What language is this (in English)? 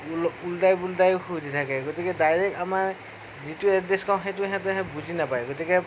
Assamese